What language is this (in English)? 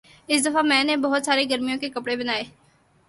Urdu